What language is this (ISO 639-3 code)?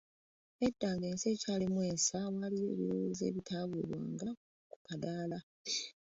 lug